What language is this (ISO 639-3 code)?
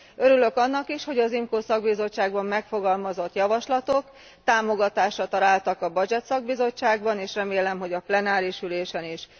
hun